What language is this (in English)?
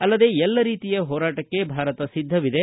Kannada